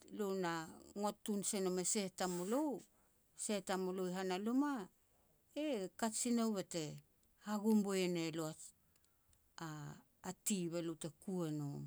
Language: Petats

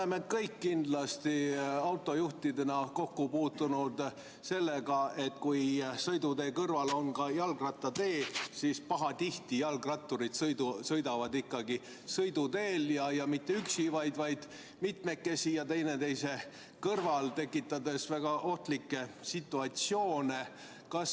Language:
Estonian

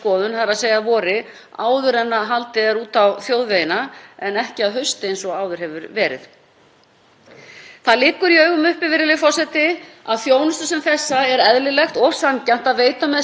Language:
Icelandic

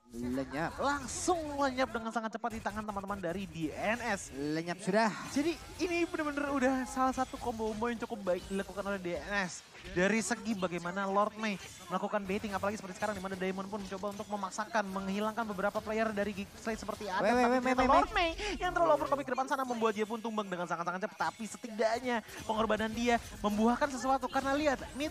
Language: Indonesian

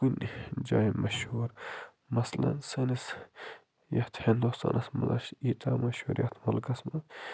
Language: Kashmiri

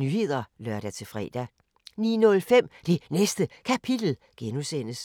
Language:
Danish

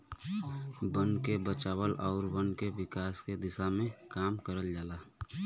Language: Bhojpuri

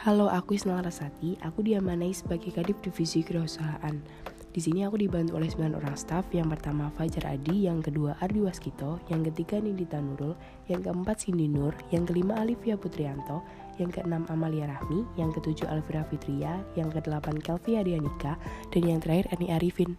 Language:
Indonesian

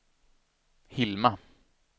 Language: Swedish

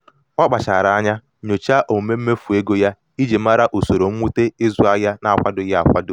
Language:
Igbo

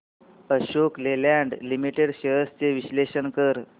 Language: Marathi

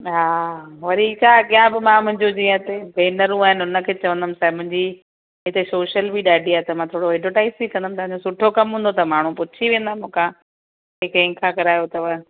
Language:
Sindhi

